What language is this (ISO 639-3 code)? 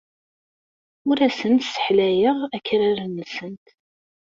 kab